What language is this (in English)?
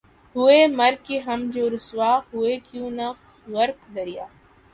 Urdu